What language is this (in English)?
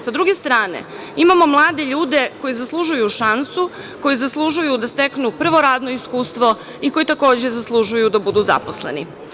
Serbian